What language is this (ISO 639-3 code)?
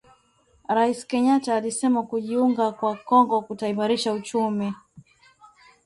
swa